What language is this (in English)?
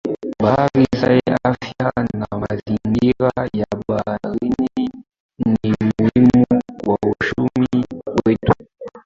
Swahili